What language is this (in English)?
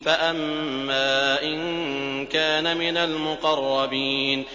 Arabic